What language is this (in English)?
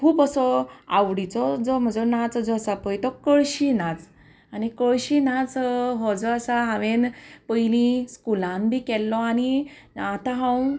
Konkani